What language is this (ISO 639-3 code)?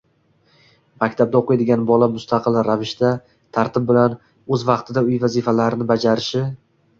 uzb